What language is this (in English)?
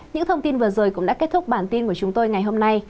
Vietnamese